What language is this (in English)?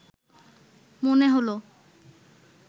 Bangla